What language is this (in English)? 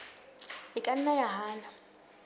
Southern Sotho